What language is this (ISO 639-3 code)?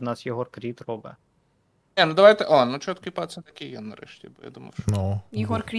ukr